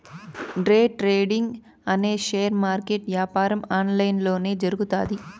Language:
Telugu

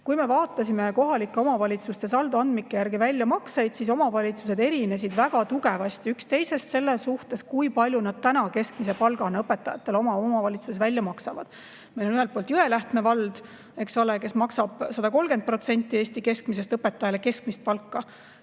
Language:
Estonian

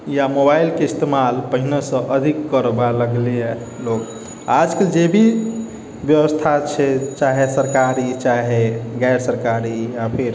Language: Maithili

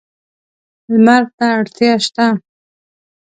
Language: Pashto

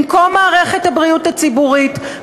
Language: Hebrew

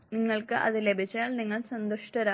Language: Malayalam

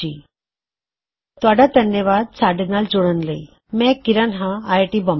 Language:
Punjabi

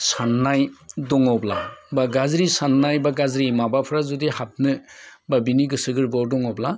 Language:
Bodo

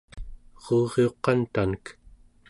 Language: Central Yupik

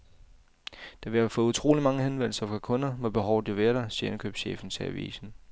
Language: Danish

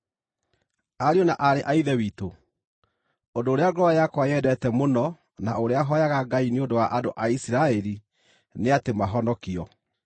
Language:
Kikuyu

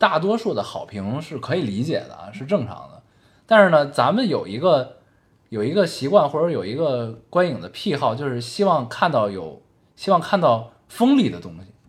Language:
Chinese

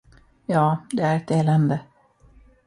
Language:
Swedish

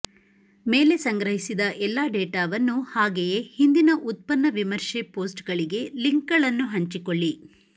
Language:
Kannada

